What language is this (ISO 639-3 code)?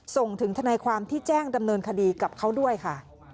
tha